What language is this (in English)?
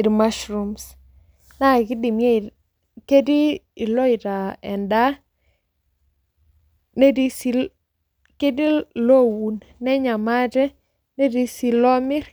Masai